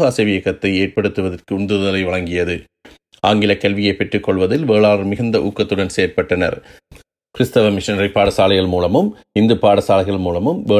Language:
Tamil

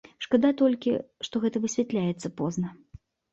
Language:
Belarusian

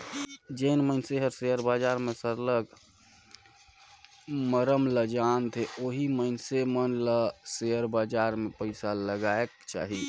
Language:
Chhattisgarhi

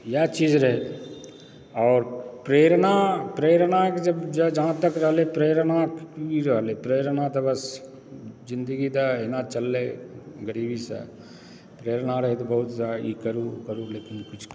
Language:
Maithili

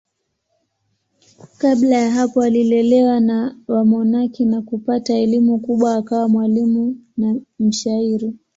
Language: Swahili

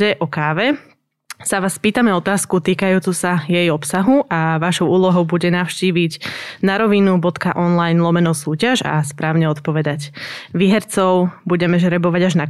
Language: Slovak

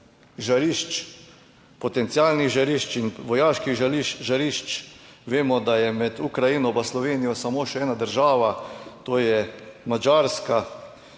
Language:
Slovenian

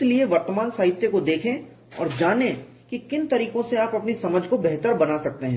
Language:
Hindi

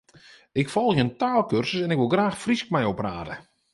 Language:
Western Frisian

